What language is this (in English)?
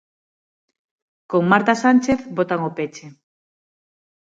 Galician